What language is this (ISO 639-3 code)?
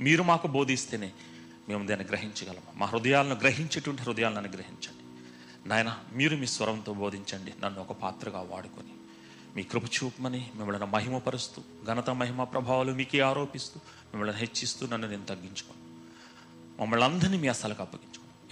tel